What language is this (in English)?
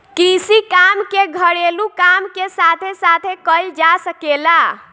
Bhojpuri